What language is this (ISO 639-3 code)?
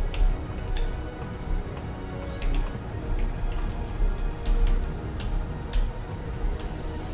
rus